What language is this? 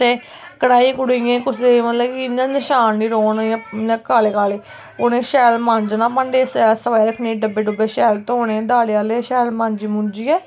Dogri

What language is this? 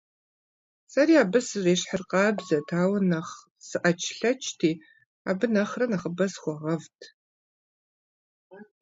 Kabardian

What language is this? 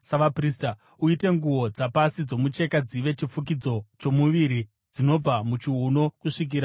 Shona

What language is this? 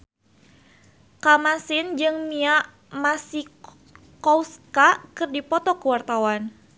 Sundanese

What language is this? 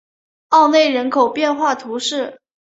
Chinese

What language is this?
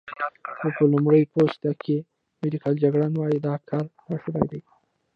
Pashto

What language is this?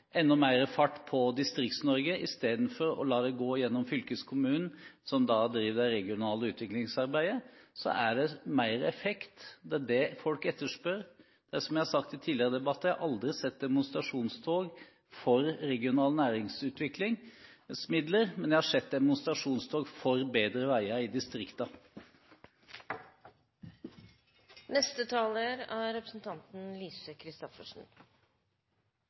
Norwegian Bokmål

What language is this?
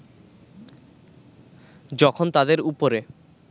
Bangla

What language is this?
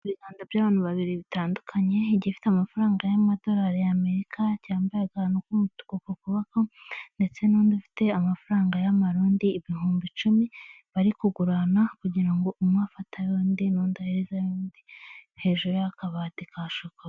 Kinyarwanda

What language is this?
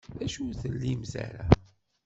Kabyle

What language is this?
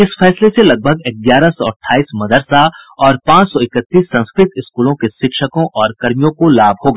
Hindi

